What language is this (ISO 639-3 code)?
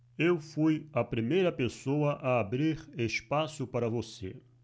por